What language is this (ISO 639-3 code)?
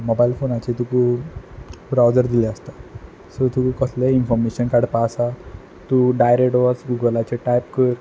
kok